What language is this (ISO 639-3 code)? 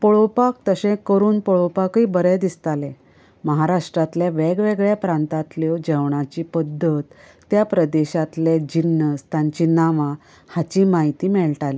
kok